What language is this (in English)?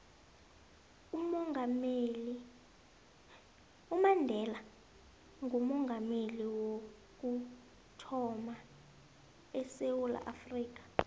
South Ndebele